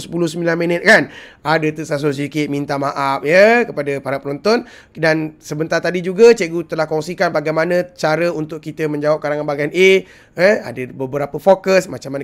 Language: Malay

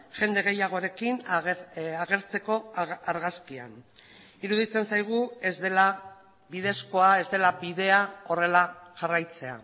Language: Basque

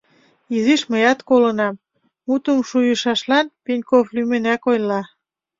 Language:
Mari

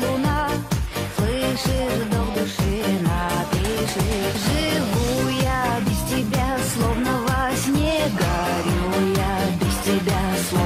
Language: Russian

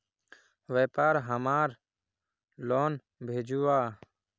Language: Magahi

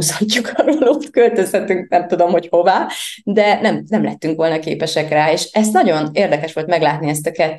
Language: Hungarian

